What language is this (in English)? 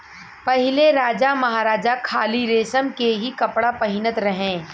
Bhojpuri